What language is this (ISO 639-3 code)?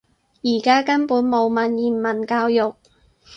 yue